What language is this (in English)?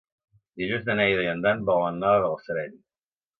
Catalan